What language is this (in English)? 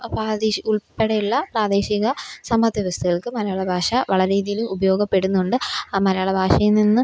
Malayalam